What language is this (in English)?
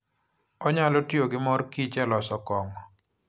Luo (Kenya and Tanzania)